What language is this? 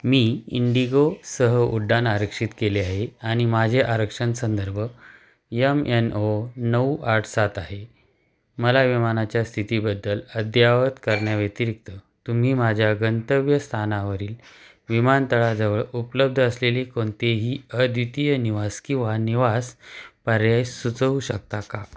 Marathi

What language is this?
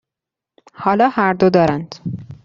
Persian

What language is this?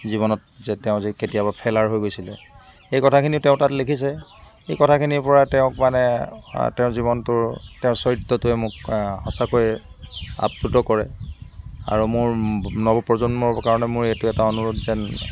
Assamese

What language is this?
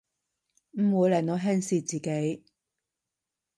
Cantonese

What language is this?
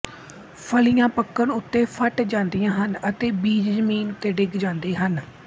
Punjabi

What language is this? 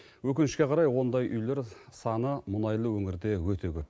Kazakh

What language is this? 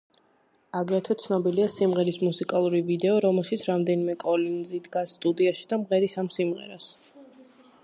Georgian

